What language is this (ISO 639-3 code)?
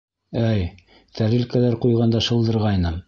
bak